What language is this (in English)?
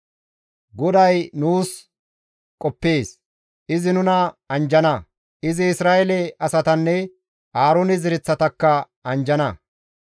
Gamo